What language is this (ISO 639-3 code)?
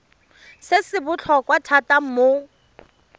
tsn